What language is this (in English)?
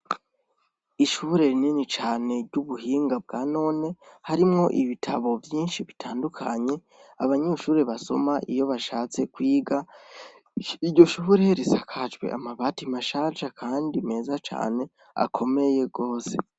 Rundi